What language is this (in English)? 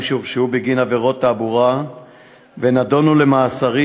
Hebrew